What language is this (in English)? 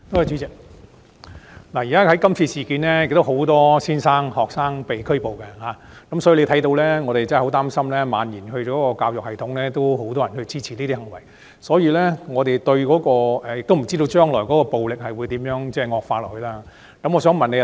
Cantonese